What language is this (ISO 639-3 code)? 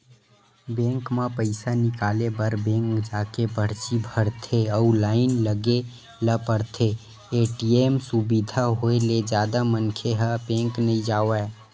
hne